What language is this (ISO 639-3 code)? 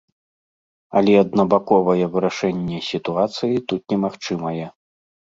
bel